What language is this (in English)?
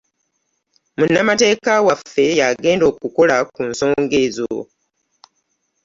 Ganda